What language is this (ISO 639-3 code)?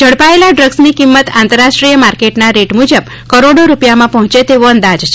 guj